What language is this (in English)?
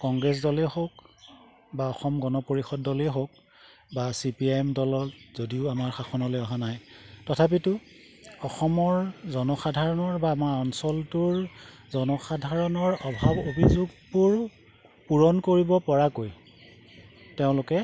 Assamese